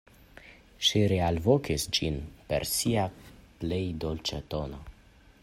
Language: Esperanto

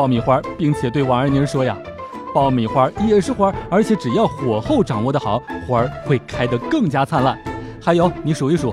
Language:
Chinese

